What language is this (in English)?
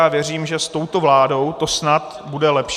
Czech